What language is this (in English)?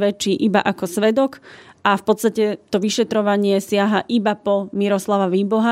Slovak